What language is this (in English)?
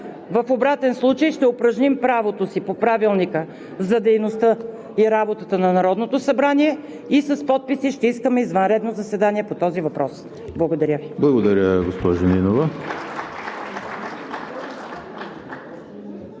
Bulgarian